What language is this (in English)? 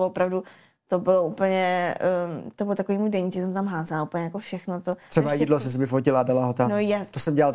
Czech